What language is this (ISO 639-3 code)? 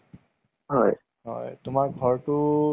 asm